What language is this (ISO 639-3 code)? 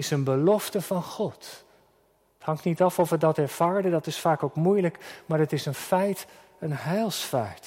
nld